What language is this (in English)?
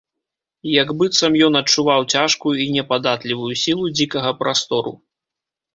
Belarusian